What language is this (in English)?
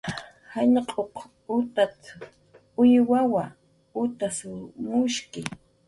Jaqaru